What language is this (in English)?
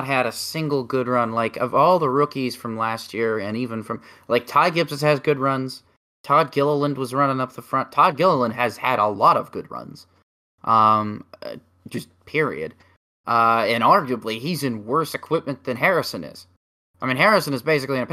English